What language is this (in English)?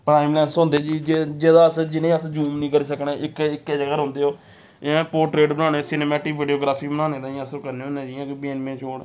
Dogri